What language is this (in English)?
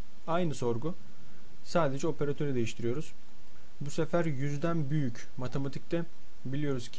Turkish